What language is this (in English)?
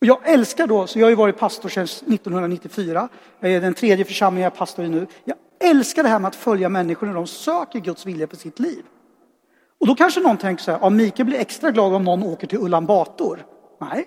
Swedish